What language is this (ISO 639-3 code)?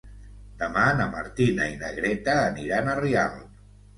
cat